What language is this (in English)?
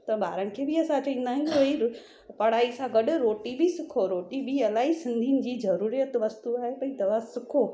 Sindhi